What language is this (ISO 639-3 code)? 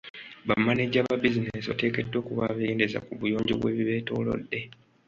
lug